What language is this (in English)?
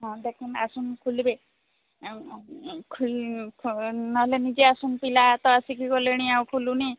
Odia